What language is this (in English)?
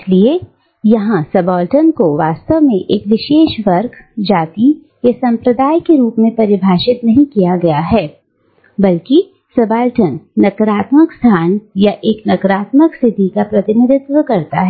Hindi